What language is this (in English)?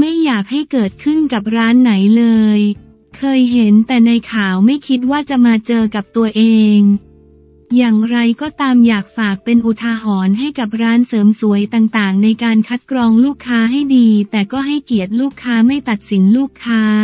Thai